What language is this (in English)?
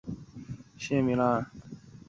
Chinese